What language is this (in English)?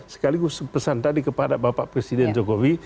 Indonesian